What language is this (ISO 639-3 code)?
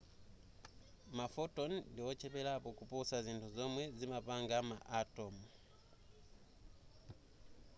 nya